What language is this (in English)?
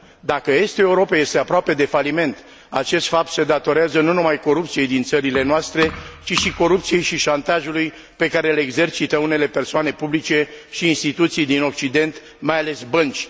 Romanian